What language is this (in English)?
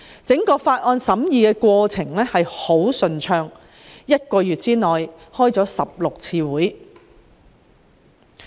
Cantonese